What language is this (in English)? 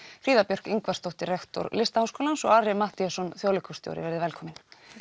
Icelandic